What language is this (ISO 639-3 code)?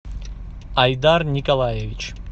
rus